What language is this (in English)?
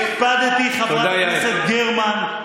Hebrew